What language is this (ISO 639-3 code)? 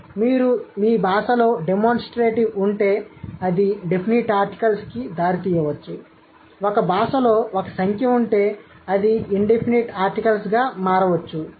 tel